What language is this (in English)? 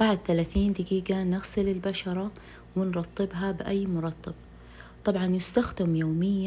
Arabic